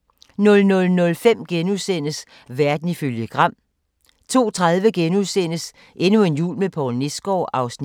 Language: Danish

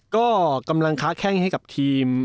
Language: Thai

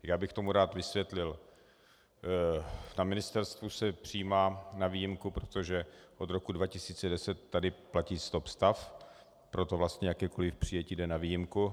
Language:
Czech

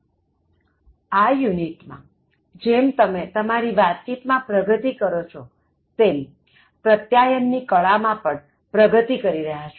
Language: Gujarati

